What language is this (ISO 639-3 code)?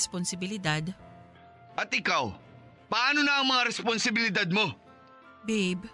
fil